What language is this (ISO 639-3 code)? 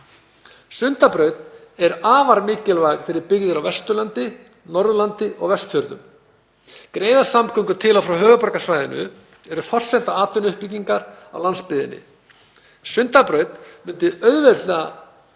isl